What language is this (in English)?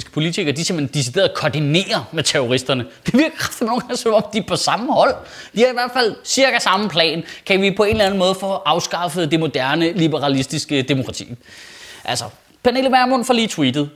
Danish